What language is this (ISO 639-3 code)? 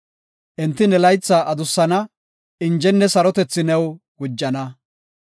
gof